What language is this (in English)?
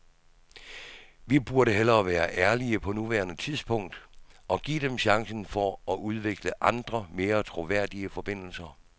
Danish